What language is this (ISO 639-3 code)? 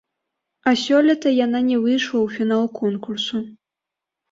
bel